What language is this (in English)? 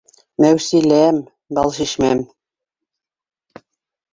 Bashkir